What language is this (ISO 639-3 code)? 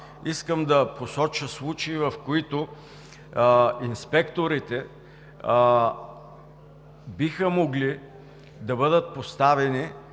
bul